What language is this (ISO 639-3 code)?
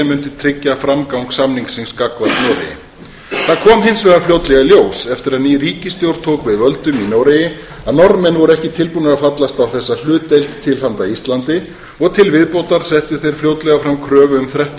isl